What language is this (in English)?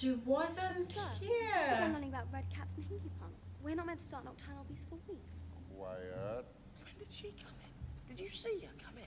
English